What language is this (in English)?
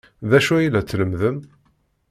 Kabyle